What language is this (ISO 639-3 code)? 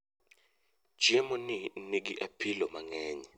luo